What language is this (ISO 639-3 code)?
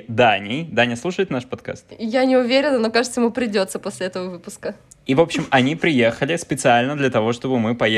rus